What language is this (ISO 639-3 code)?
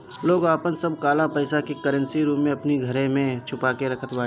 bho